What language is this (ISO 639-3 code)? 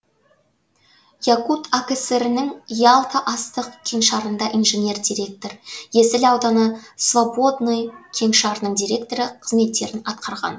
kaz